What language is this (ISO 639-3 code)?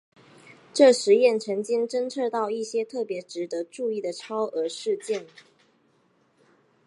zho